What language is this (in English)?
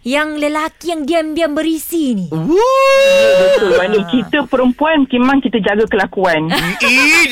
Malay